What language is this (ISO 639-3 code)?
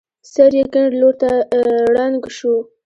pus